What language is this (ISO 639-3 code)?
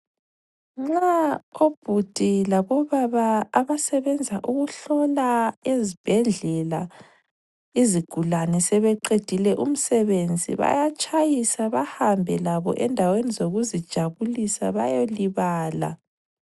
nde